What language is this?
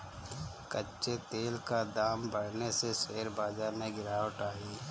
Hindi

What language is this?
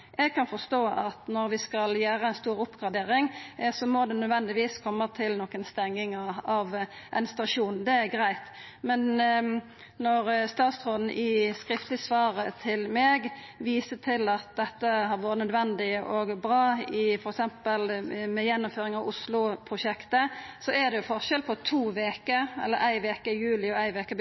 Norwegian Nynorsk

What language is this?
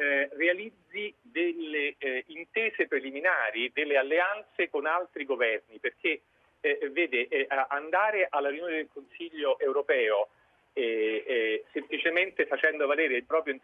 Italian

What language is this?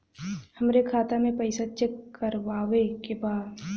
Bhojpuri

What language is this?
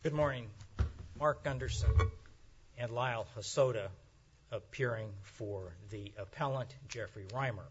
English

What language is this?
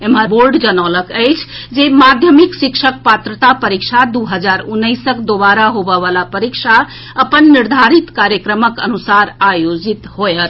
Maithili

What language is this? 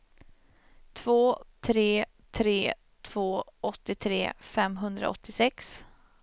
Swedish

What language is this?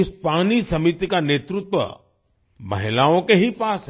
Hindi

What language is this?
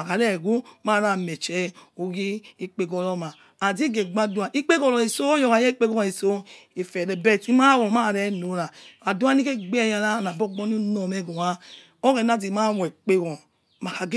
Yekhee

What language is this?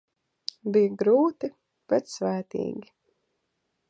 Latvian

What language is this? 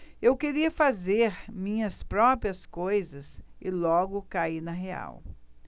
Portuguese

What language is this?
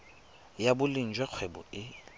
Tswana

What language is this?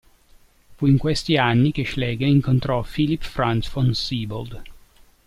Italian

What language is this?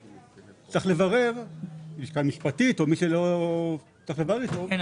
Hebrew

